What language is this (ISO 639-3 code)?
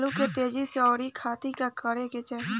bho